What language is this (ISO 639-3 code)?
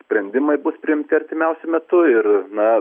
lit